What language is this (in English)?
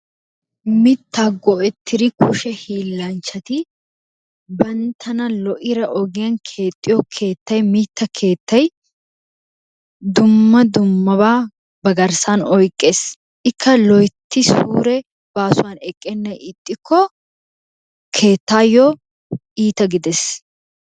Wolaytta